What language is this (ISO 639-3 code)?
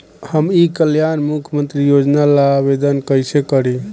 bho